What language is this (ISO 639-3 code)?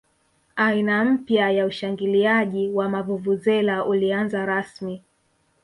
swa